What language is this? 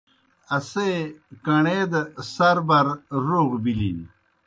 Kohistani Shina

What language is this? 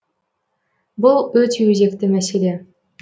Kazakh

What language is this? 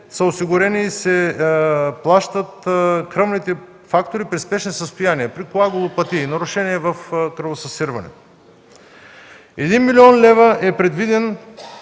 Bulgarian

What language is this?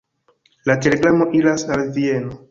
Esperanto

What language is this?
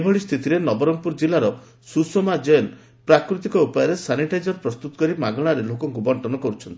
Odia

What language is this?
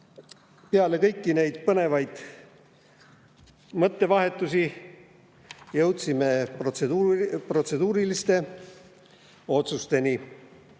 Estonian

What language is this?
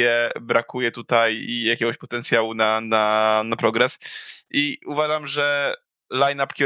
Polish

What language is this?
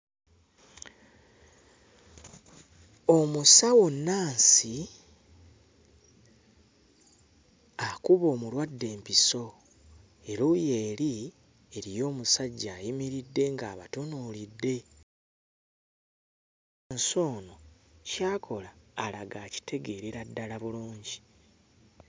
Ganda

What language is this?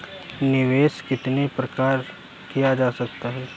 Hindi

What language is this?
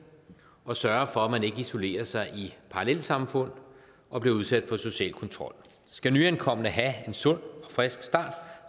Danish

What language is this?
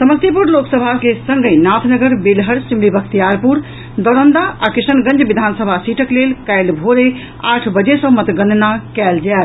Maithili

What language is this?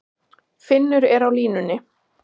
Icelandic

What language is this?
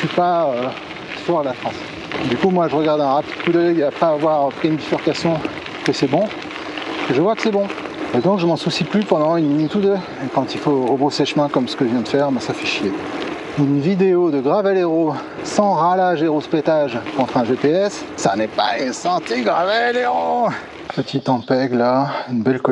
French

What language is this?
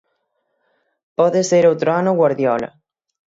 Galician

